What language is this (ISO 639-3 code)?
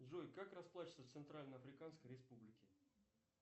rus